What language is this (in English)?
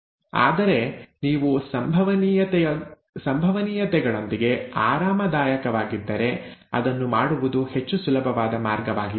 Kannada